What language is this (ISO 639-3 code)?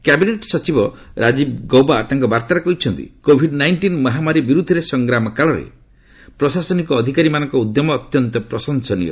ori